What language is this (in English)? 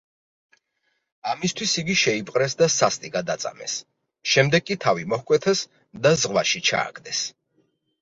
Georgian